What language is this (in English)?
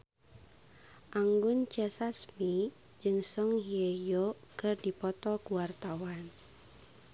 Sundanese